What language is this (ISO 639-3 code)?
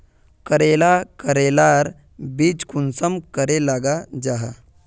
mag